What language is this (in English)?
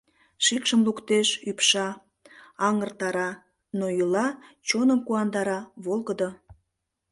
Mari